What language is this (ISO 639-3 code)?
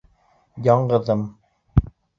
bak